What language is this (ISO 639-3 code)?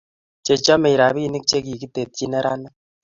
kln